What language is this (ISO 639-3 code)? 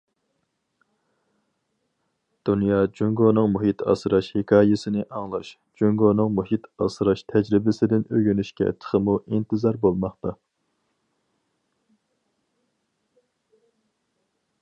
uig